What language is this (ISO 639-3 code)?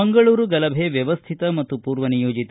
kan